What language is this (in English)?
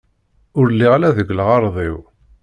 Kabyle